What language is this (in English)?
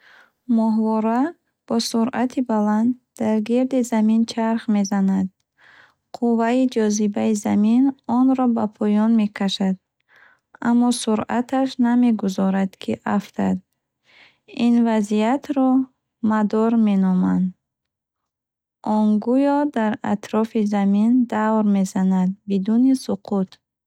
Bukharic